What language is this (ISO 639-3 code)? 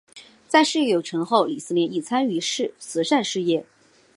zho